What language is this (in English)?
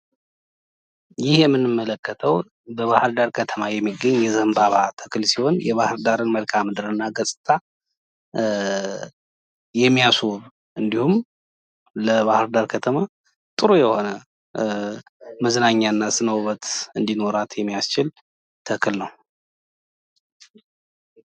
Amharic